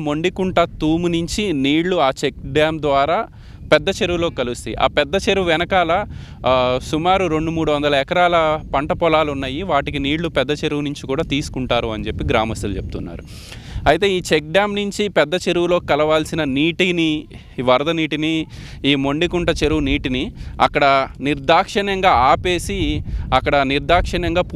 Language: Telugu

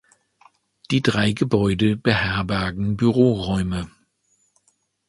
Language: German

